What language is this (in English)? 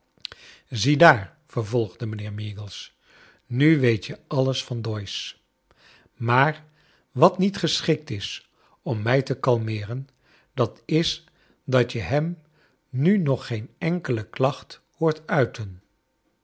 Dutch